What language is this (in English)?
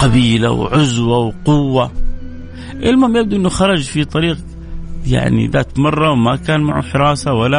Arabic